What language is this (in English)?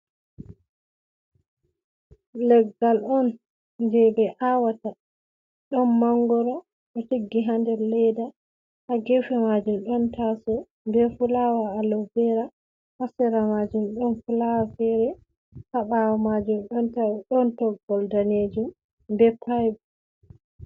Fula